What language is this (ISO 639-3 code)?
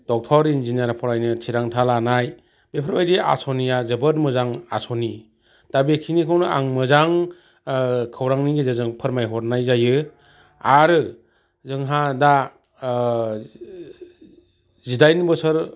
brx